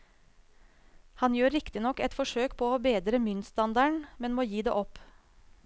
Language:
Norwegian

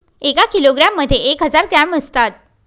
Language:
Marathi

